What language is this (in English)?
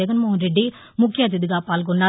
Telugu